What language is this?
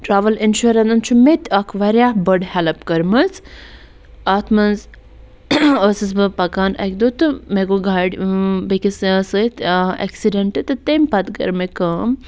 Kashmiri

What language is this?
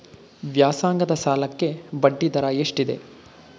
Kannada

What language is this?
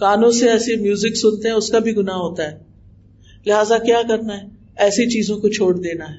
Urdu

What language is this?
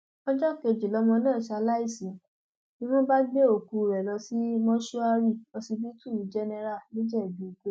Yoruba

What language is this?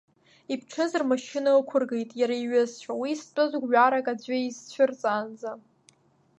Abkhazian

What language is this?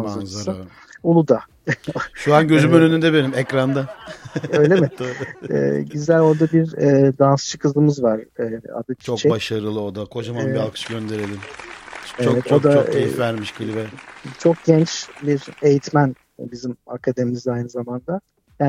Turkish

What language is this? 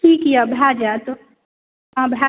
Maithili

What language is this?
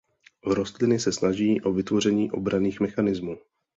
Czech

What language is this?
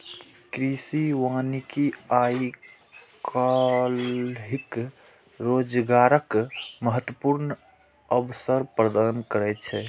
Maithili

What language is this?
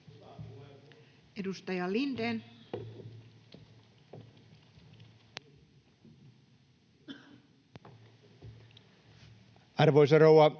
Finnish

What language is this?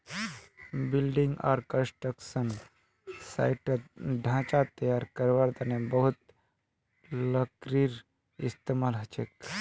Magahi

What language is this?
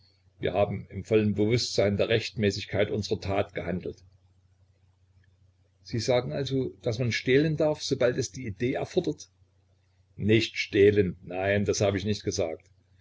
German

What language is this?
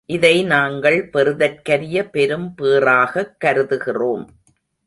Tamil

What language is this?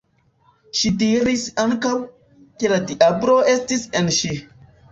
Esperanto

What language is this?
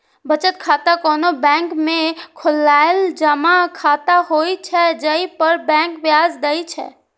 Maithili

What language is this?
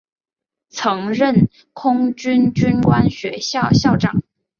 Chinese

